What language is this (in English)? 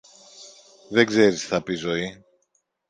Greek